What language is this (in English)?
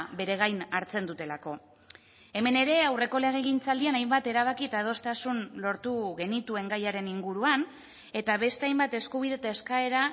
Basque